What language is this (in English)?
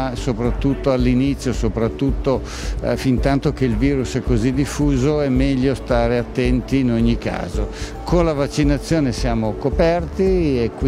Italian